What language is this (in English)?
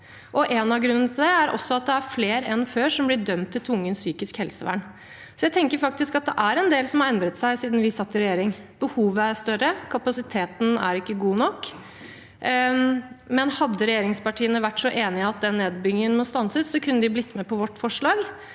Norwegian